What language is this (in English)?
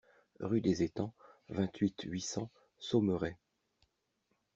French